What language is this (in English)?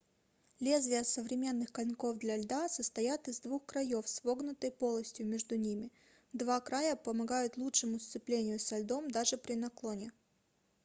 Russian